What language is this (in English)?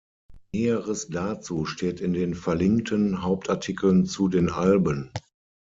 German